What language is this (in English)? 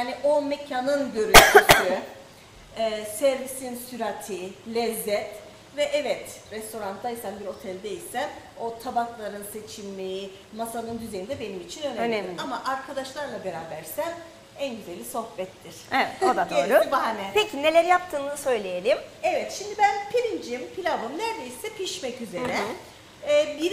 Turkish